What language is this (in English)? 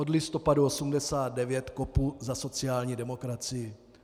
Czech